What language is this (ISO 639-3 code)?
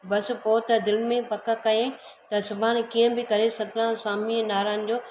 snd